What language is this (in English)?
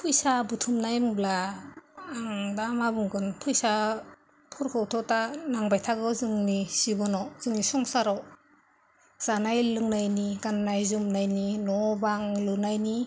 Bodo